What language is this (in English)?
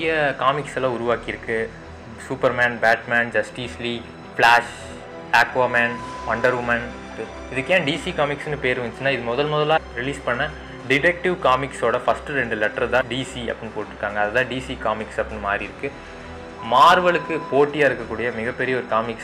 Tamil